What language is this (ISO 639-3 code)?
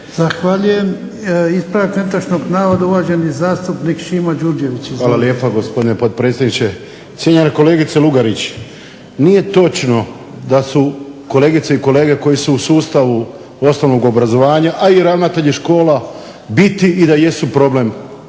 hrv